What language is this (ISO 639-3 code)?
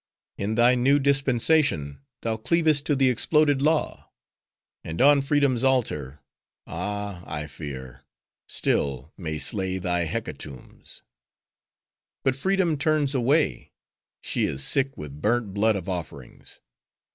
eng